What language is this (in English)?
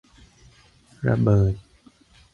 Thai